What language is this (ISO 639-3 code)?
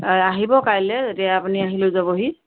asm